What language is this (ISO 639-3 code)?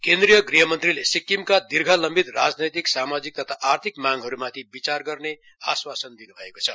nep